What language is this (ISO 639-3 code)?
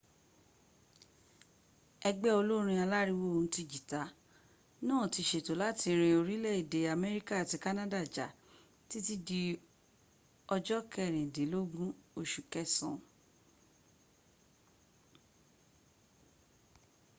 yor